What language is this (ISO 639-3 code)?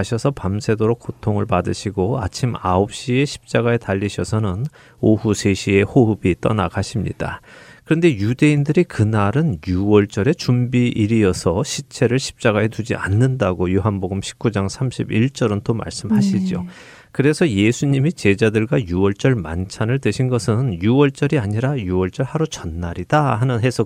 kor